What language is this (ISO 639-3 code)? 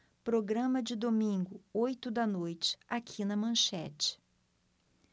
por